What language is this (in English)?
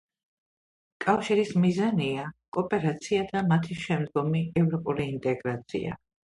Georgian